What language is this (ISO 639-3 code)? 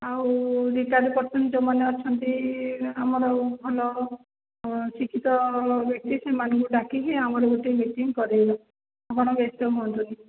ori